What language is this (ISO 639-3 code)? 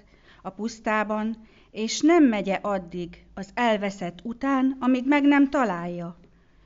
hun